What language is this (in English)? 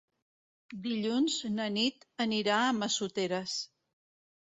Catalan